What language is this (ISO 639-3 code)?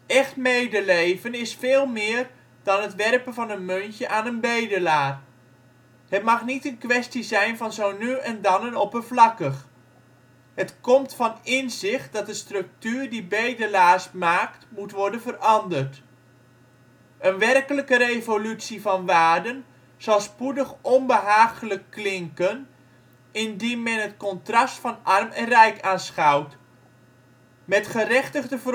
nld